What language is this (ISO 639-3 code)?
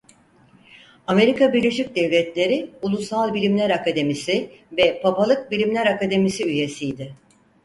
tur